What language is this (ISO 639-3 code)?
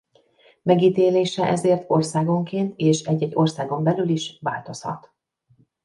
hun